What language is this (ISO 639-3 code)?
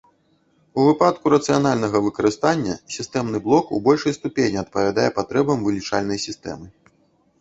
bel